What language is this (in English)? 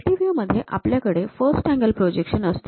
Marathi